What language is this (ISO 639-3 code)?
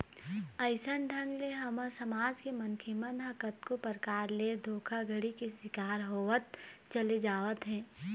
hne